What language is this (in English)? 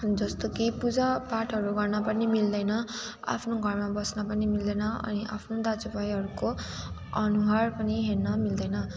Nepali